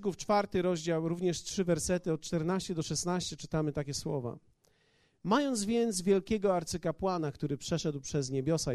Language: Polish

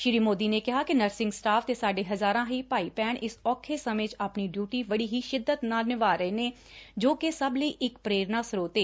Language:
Punjabi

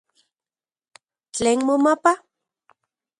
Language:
Central Puebla Nahuatl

